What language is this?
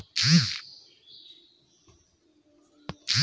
Bhojpuri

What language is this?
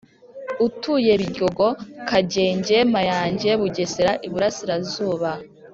Kinyarwanda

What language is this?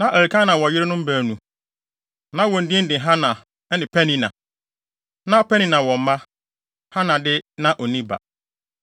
Akan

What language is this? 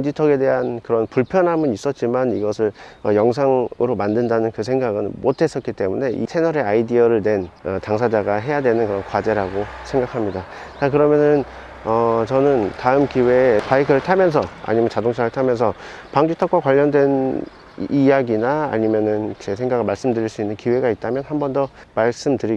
Korean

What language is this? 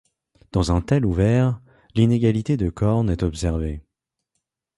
French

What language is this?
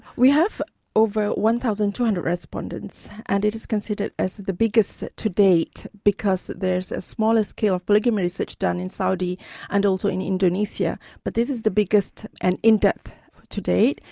English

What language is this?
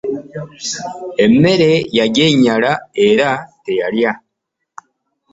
Ganda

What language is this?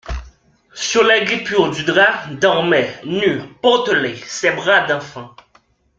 French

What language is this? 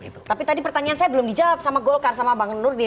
Indonesian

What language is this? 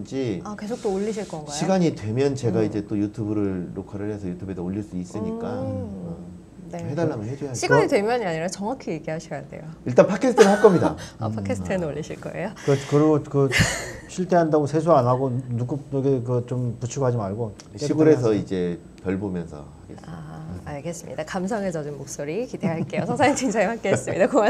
Korean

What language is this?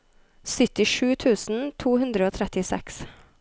Norwegian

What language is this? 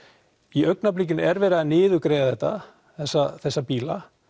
Icelandic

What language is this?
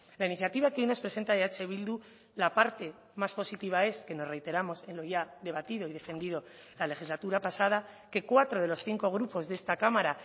Spanish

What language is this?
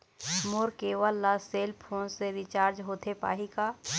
Chhattisgarhi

